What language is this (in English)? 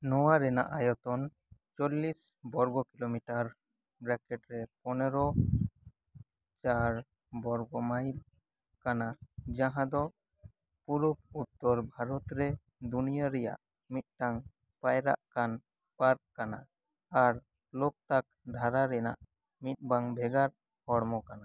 Santali